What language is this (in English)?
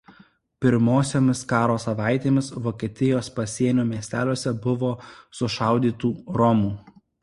Lithuanian